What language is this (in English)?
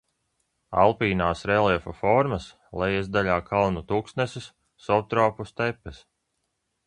Latvian